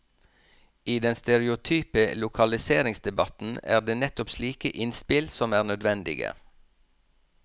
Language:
Norwegian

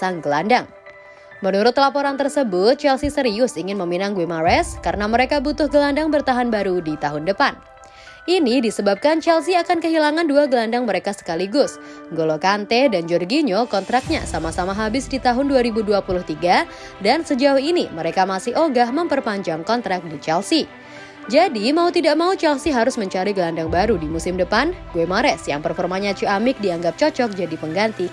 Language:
Indonesian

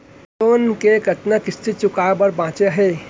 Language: Chhattisgarhi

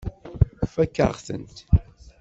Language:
Kabyle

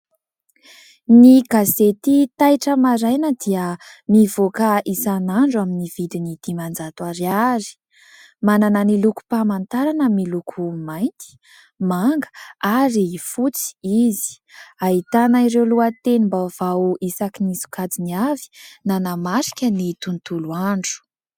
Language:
Malagasy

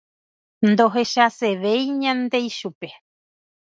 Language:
Guarani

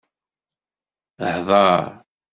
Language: Kabyle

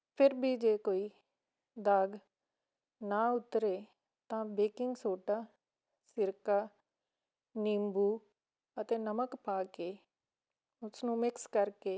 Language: Punjabi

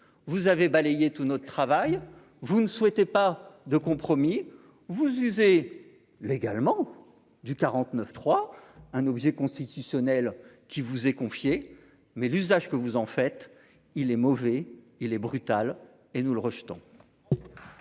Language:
French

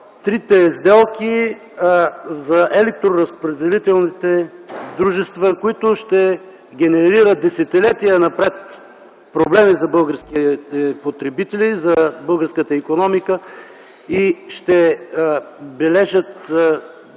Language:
Bulgarian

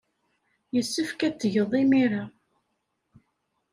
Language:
Kabyle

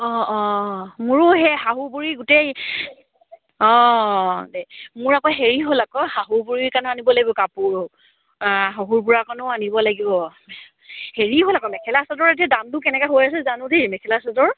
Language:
Assamese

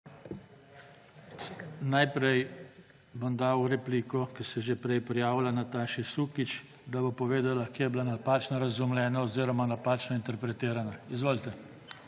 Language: Slovenian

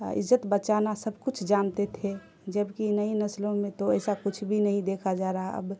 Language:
Urdu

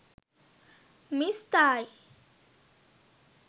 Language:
Sinhala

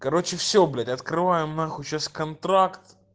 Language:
Russian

